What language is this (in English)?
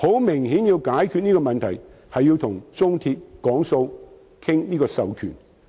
Cantonese